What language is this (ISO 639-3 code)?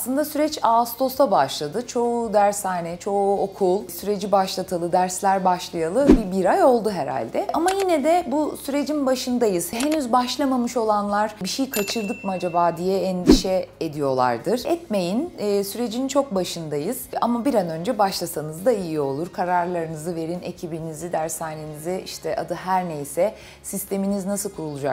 tur